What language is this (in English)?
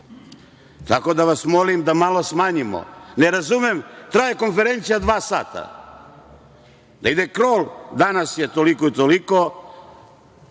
Serbian